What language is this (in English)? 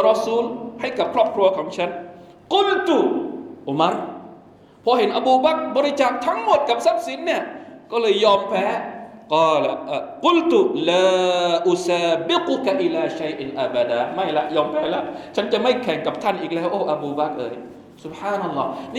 Thai